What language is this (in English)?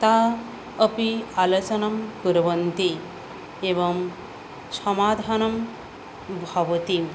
Sanskrit